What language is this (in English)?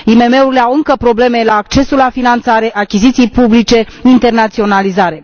Romanian